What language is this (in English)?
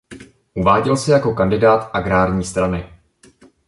Czech